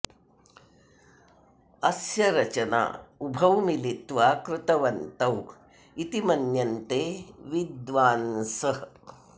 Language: Sanskrit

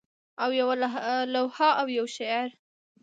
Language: Pashto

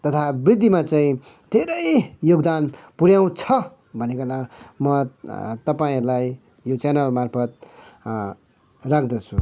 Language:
Nepali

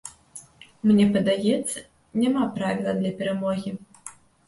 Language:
Belarusian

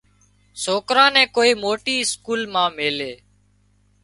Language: Wadiyara Koli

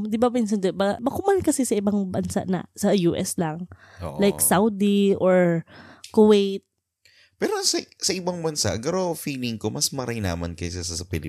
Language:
Filipino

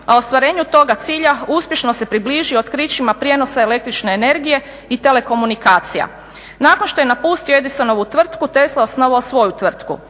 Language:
Croatian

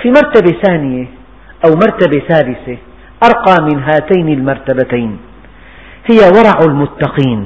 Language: Arabic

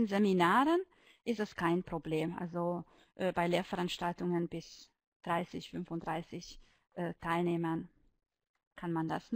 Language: German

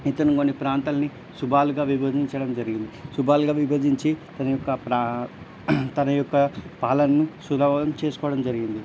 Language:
Telugu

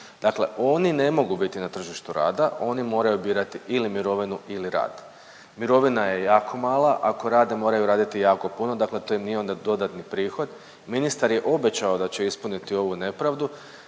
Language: Croatian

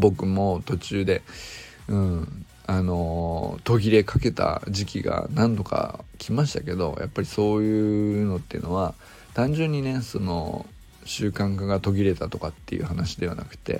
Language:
Japanese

